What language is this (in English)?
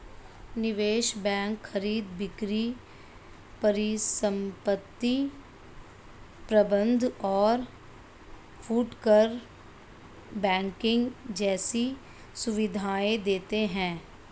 Hindi